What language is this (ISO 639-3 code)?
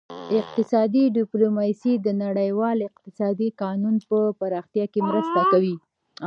pus